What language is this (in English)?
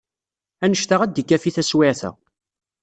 Kabyle